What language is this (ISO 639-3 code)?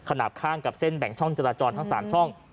tha